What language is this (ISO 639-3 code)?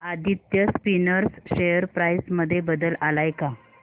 mar